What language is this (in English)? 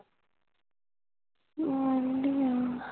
Punjabi